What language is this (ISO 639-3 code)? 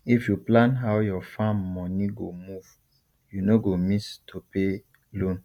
pcm